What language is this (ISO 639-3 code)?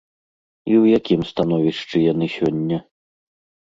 bel